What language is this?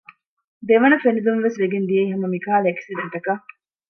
Divehi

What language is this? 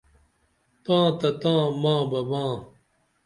Dameli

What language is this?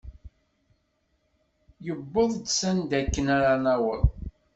Kabyle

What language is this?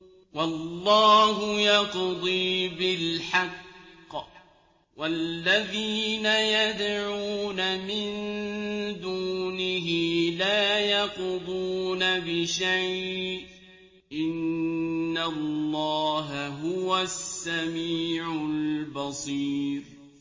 Arabic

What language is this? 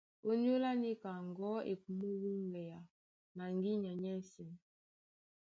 Duala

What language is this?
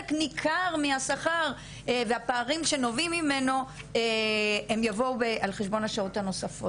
Hebrew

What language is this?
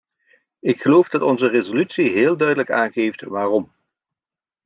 Dutch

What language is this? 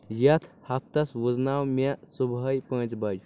Kashmiri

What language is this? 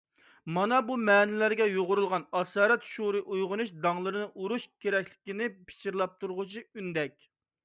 Uyghur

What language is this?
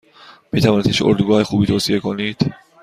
Persian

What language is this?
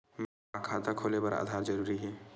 Chhattisgarhi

